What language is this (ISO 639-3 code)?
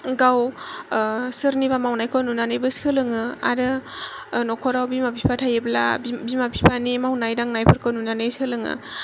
brx